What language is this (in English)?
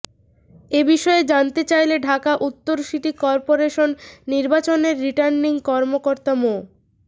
Bangla